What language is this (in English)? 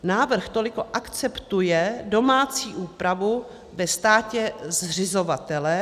Czech